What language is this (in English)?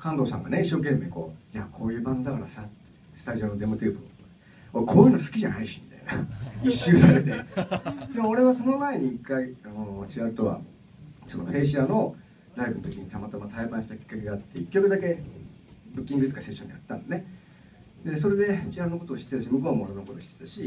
Japanese